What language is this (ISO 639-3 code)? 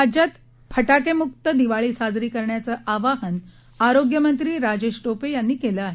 mar